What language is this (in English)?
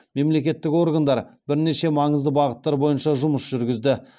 Kazakh